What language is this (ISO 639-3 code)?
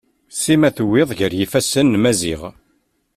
kab